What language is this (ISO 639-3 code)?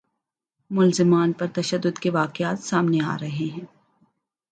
urd